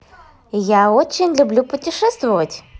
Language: Russian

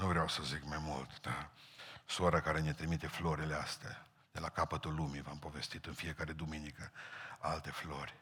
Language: Romanian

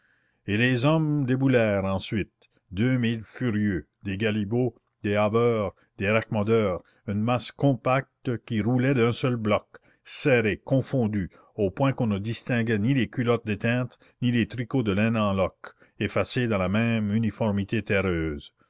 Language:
French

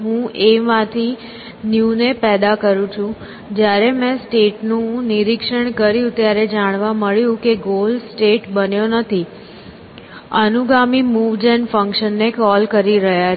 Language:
Gujarati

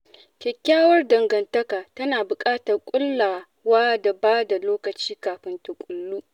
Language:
Hausa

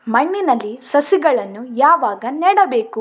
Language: Kannada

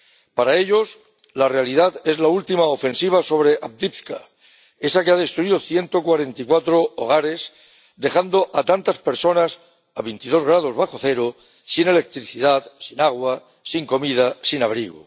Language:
Spanish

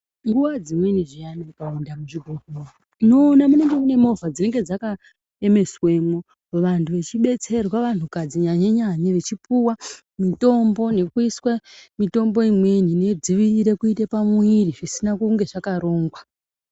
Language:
Ndau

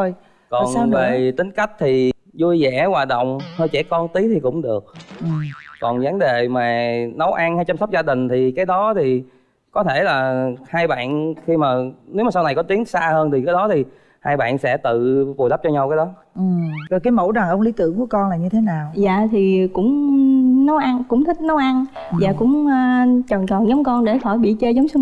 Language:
Vietnamese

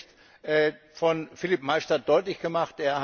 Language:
German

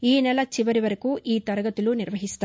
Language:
Telugu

